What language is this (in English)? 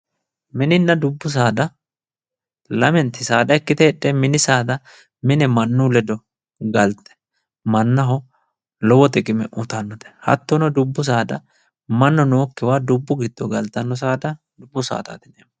Sidamo